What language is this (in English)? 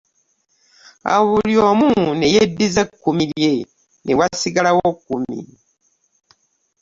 Ganda